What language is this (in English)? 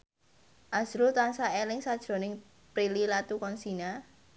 Javanese